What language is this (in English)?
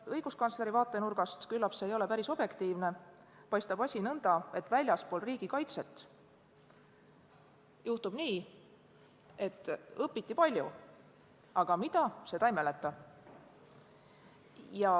Estonian